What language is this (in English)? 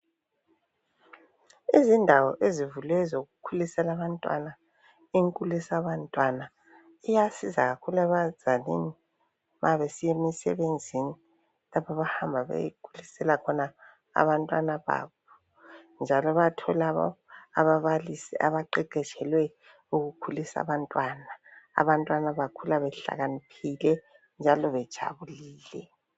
North Ndebele